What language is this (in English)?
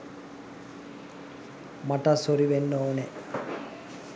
Sinhala